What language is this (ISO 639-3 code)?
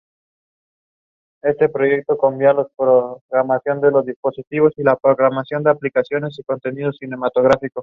spa